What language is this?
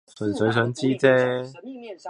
Cantonese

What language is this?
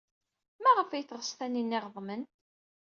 Kabyle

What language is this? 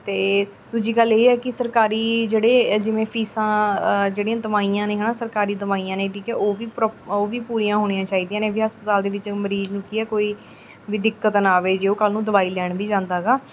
Punjabi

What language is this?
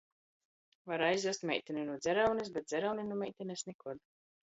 Latgalian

